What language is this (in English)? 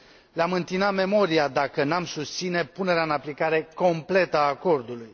Romanian